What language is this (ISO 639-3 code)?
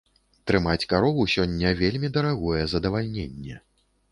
bel